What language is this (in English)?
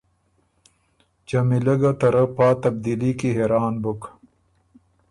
Ormuri